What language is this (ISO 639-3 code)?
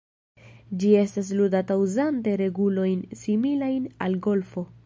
epo